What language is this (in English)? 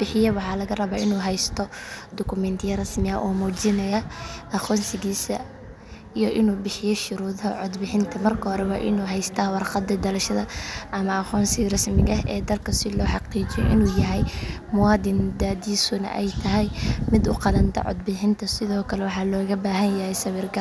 Somali